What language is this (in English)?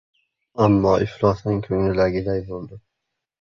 Uzbek